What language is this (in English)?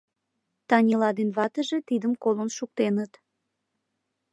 Mari